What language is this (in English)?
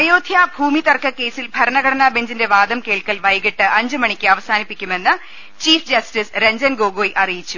Malayalam